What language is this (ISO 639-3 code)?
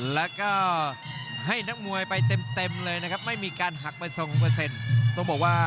tha